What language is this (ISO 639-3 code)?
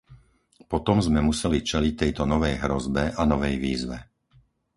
slk